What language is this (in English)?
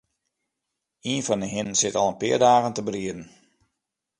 Western Frisian